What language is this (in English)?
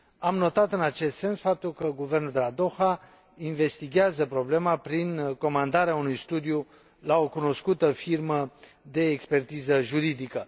Romanian